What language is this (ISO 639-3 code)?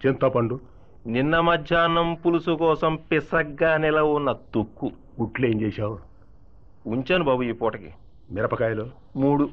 tel